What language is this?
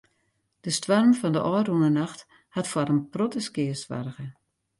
Western Frisian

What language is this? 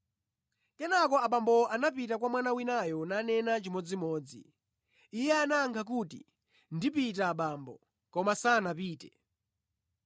Nyanja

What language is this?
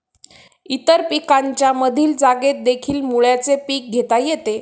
Marathi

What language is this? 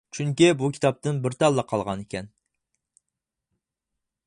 Uyghur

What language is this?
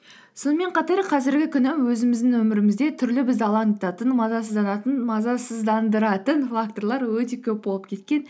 Kazakh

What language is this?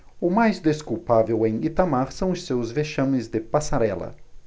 Portuguese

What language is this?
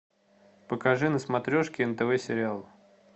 Russian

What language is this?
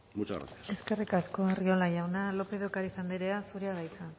Basque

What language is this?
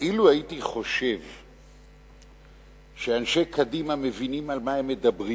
Hebrew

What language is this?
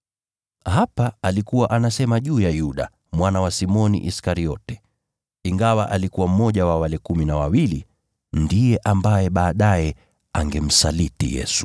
Swahili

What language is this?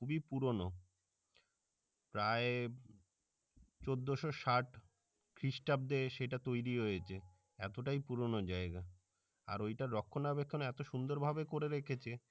Bangla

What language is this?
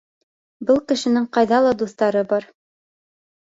Bashkir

